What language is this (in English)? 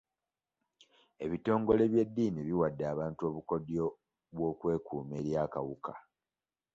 Ganda